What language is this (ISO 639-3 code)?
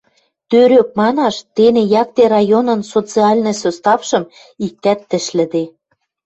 mrj